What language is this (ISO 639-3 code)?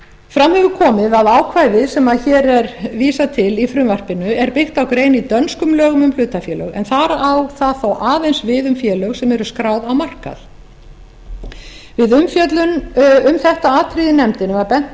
isl